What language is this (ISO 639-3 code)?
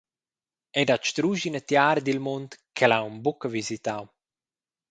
roh